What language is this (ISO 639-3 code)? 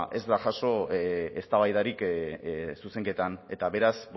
eus